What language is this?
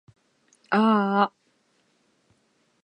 Japanese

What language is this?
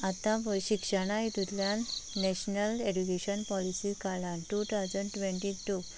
Konkani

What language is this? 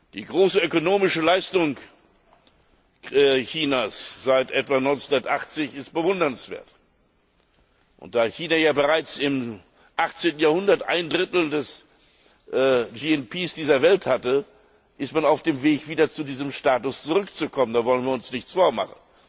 German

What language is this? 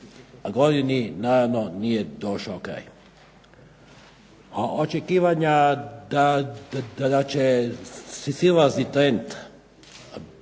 Croatian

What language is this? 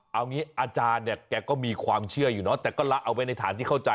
Thai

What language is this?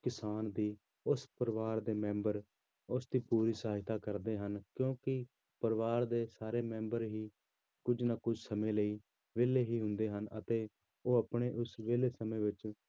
Punjabi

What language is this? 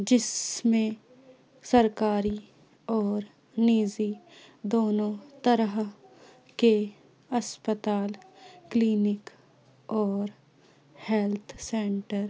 Urdu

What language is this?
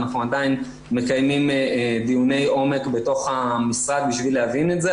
Hebrew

